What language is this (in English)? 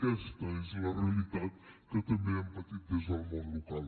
Catalan